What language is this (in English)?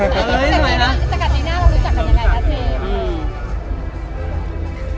Thai